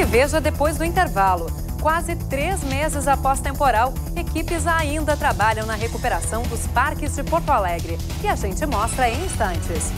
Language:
Portuguese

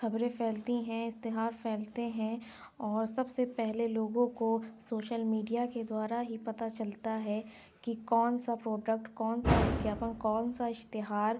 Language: Urdu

